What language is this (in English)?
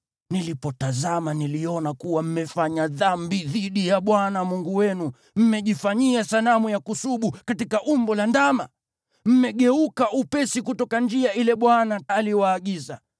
Swahili